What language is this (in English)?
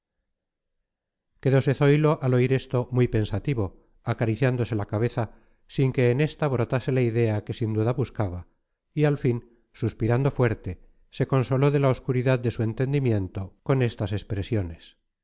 Spanish